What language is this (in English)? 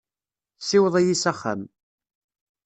Kabyle